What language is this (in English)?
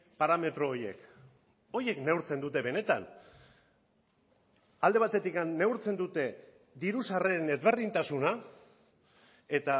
Basque